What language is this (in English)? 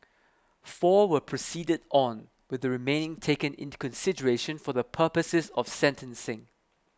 English